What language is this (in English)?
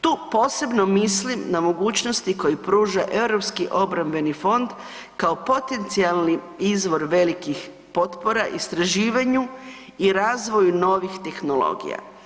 Croatian